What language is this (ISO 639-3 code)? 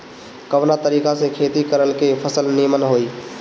bho